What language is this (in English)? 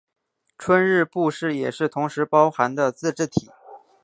Chinese